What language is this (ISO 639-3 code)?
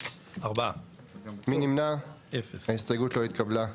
heb